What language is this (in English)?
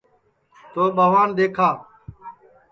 Sansi